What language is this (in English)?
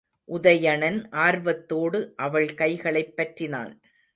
Tamil